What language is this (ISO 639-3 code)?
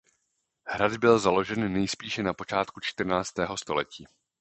ces